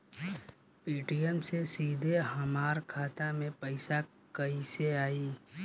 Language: Bhojpuri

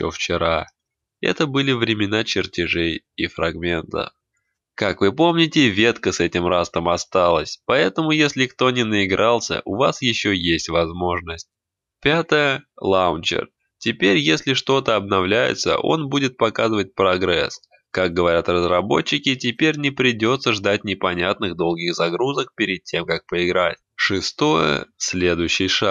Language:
Russian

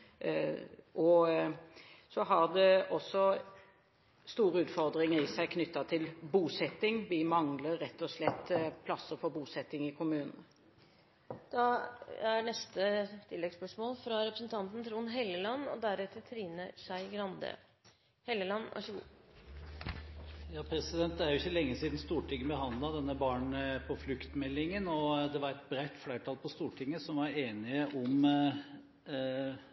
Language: Norwegian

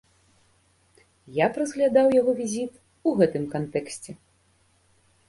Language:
Belarusian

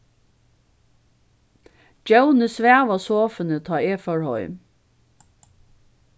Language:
Faroese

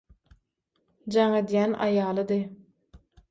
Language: Turkmen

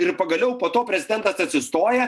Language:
Lithuanian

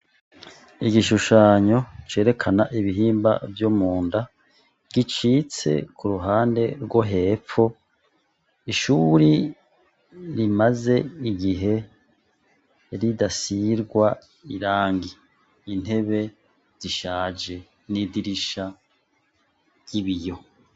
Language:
Rundi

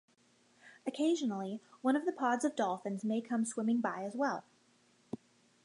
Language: English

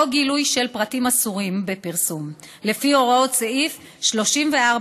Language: Hebrew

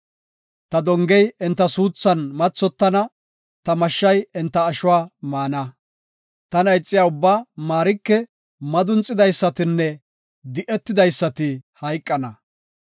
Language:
Gofa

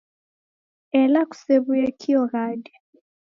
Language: Taita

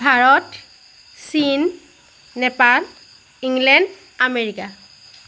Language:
Assamese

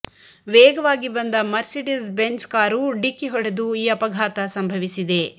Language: Kannada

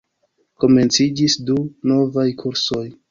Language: Esperanto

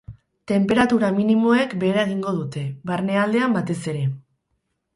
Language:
Basque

